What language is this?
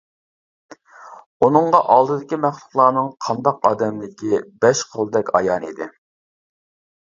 Uyghur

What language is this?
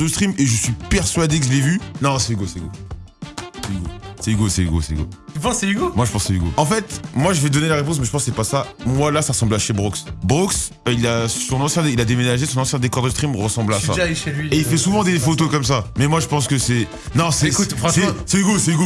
French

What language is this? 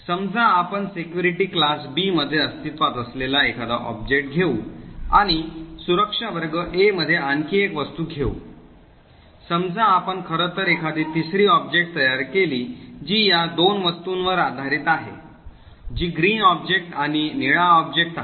Marathi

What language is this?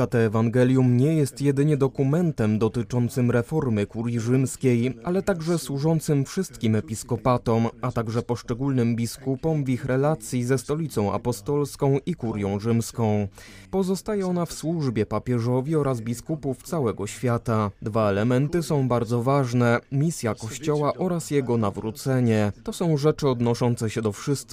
Polish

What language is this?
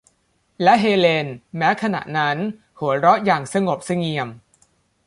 Thai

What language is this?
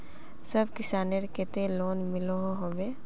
Magahi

